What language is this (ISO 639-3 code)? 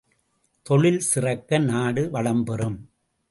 tam